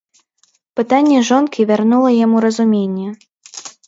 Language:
Belarusian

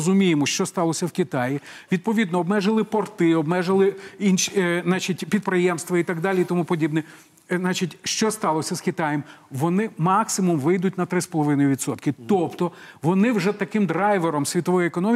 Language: Ukrainian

